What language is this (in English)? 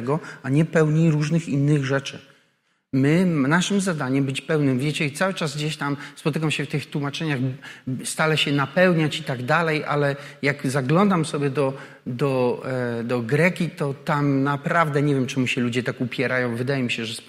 Polish